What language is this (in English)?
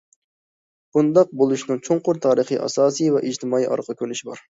Uyghur